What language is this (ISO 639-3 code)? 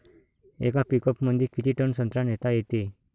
mar